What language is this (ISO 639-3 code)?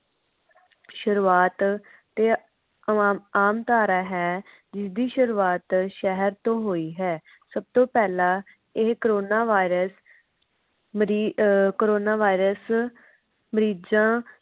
pan